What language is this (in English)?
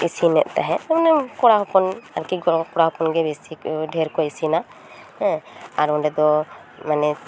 Santali